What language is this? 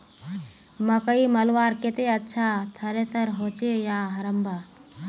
Magahi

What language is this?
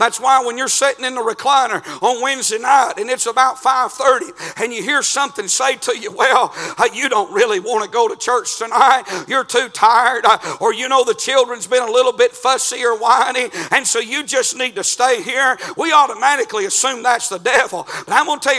English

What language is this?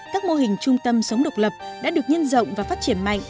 Vietnamese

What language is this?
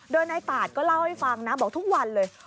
Thai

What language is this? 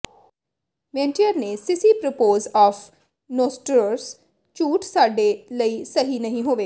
Punjabi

